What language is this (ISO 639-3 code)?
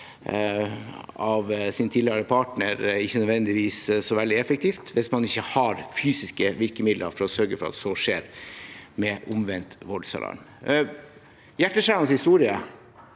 nor